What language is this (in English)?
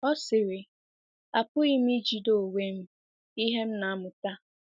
Igbo